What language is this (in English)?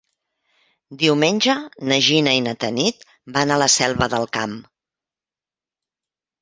Catalan